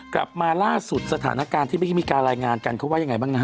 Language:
Thai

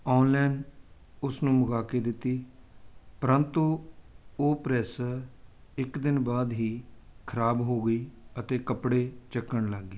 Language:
Punjabi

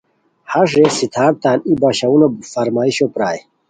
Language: Khowar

